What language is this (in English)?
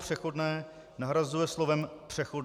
Czech